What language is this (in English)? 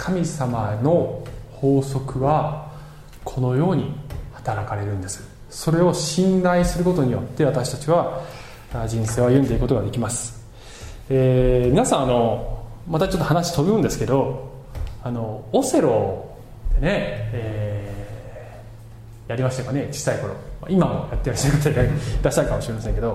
Japanese